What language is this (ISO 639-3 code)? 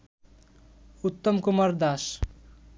ben